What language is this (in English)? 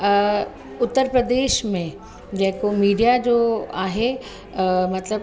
Sindhi